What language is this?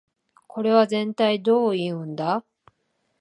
Japanese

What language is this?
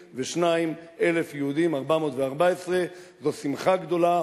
Hebrew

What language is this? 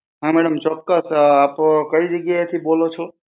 Gujarati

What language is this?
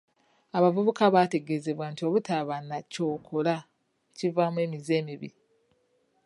Ganda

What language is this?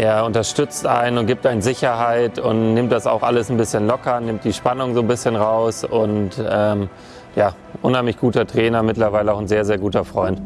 German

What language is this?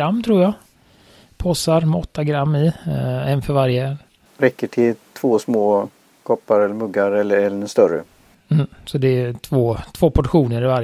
Swedish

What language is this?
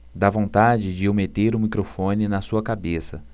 Portuguese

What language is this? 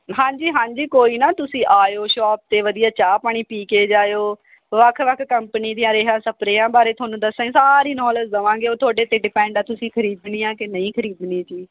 Punjabi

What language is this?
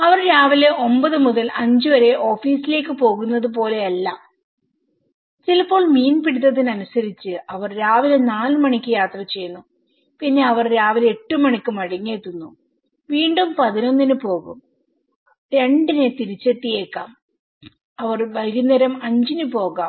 Malayalam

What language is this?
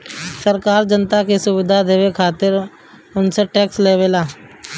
Bhojpuri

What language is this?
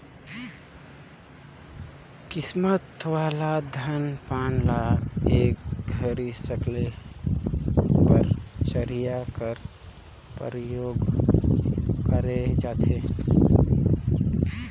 Chhattisgarhi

